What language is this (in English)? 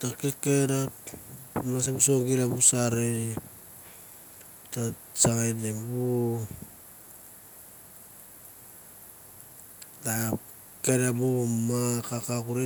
Mandara